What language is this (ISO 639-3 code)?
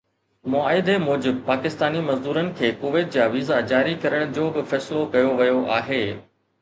snd